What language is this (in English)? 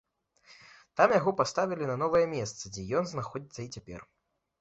Belarusian